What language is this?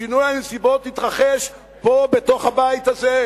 Hebrew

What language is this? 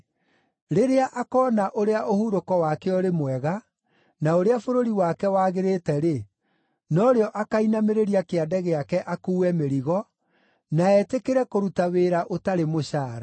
Kikuyu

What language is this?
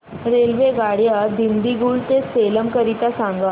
Marathi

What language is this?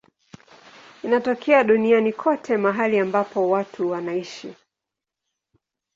Swahili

